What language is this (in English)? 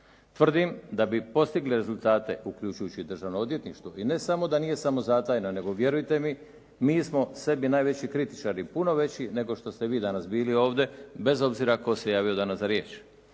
Croatian